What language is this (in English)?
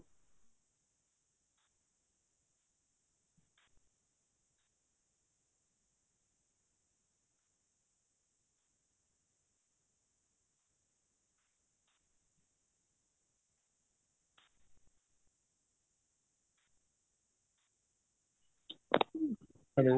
Punjabi